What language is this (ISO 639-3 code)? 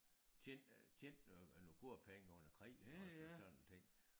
dan